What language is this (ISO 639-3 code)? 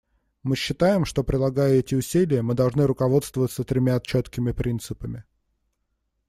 rus